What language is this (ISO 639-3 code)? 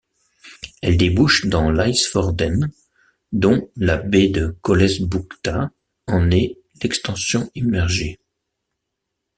fra